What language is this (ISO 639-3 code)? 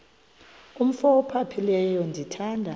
xho